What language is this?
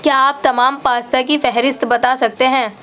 Urdu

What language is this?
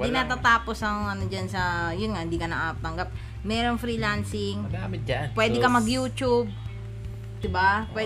Filipino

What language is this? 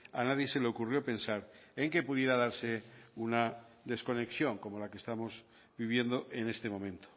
Spanish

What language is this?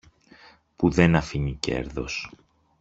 Greek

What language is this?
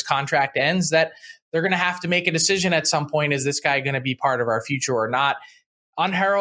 English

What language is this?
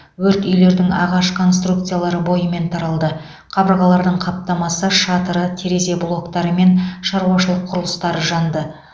Kazakh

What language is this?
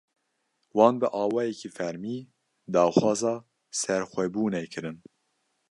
Kurdish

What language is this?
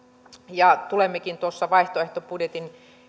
Finnish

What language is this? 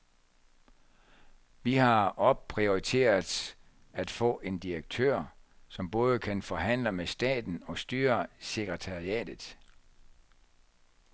Danish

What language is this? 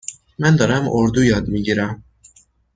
Persian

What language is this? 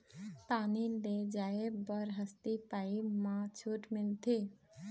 Chhattisgarhi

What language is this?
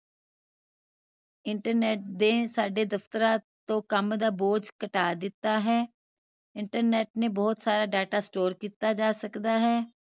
Punjabi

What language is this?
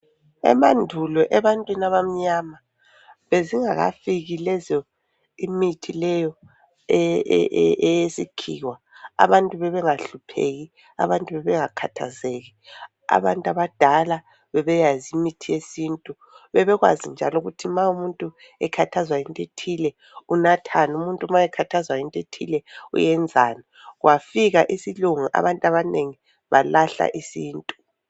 North Ndebele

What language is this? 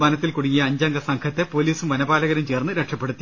Malayalam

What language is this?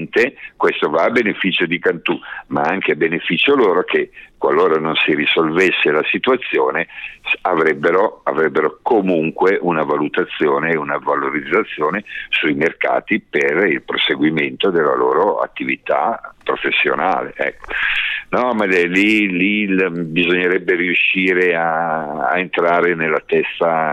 Italian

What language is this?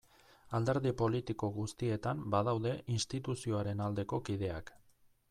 Basque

